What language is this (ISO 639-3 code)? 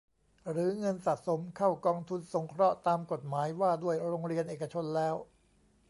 tha